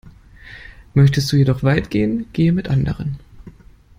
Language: German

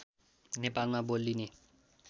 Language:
Nepali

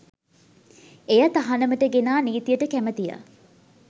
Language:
Sinhala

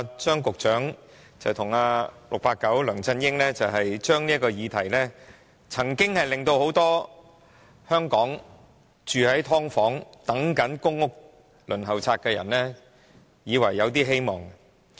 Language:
Cantonese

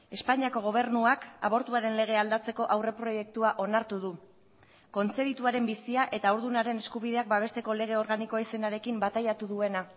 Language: Basque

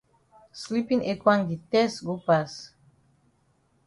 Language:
Cameroon Pidgin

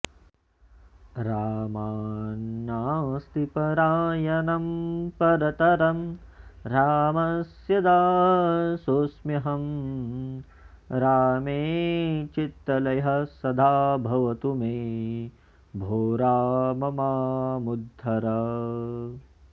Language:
Sanskrit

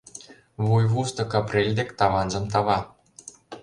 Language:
Mari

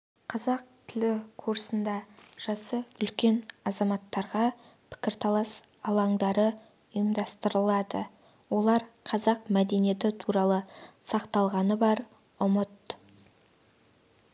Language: Kazakh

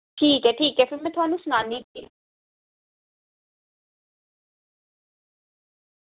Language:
Dogri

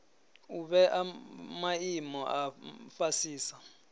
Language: Venda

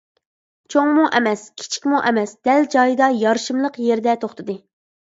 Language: Uyghur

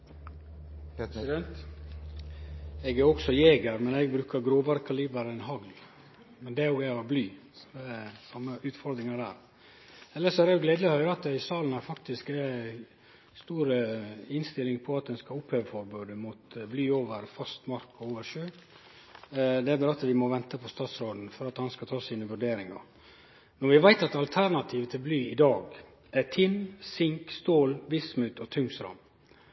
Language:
Norwegian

